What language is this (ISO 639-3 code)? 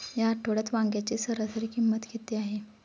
mar